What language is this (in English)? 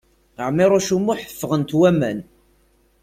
Kabyle